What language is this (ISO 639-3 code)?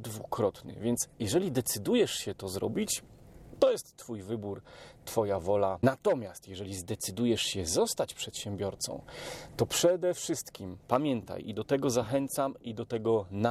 pol